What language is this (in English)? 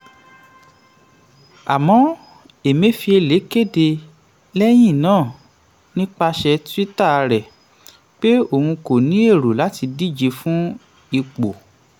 Yoruba